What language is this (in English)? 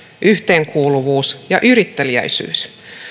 Finnish